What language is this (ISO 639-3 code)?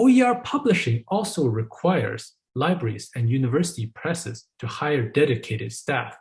eng